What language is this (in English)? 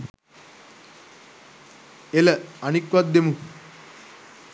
Sinhala